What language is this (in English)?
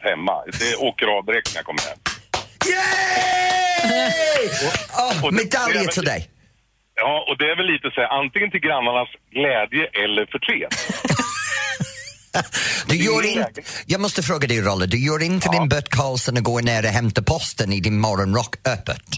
Swedish